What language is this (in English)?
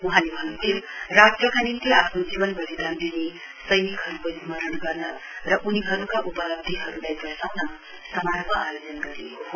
Nepali